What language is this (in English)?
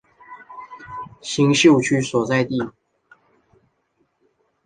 Chinese